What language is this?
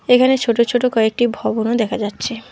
Bangla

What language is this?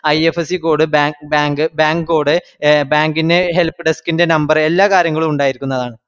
Malayalam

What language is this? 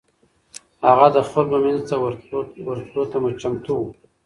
Pashto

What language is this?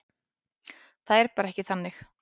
Icelandic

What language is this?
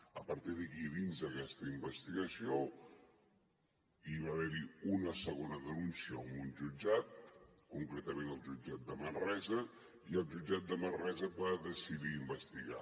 Catalan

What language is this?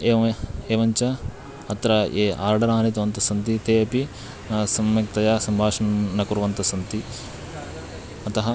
Sanskrit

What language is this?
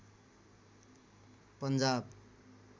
Nepali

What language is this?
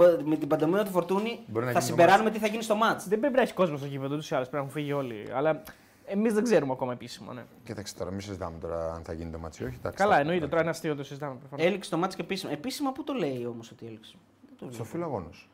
Greek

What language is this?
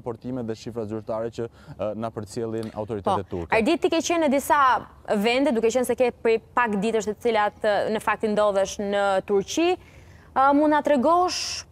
Romanian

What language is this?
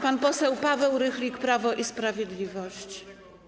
Polish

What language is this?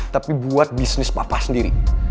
Indonesian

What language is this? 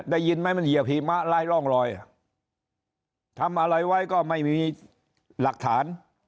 Thai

